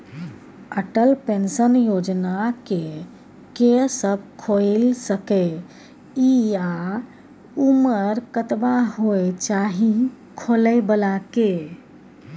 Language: Maithili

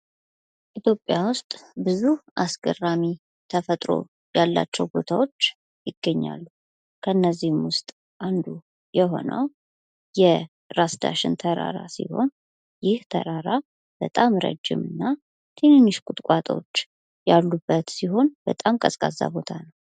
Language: Amharic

